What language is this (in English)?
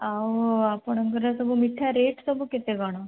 Odia